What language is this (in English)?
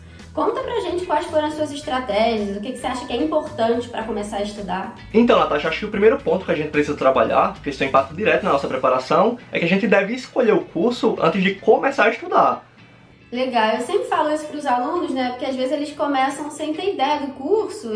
Portuguese